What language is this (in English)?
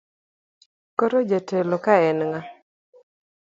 Luo (Kenya and Tanzania)